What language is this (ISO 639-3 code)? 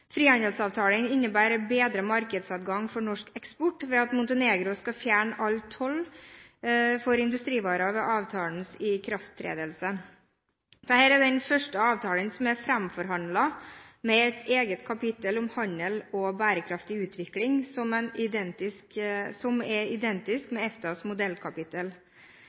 nob